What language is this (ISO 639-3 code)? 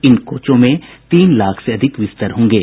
hin